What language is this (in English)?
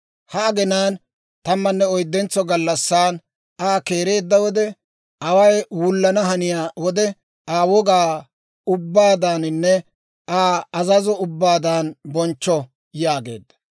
Dawro